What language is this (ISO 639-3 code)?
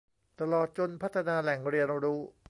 tha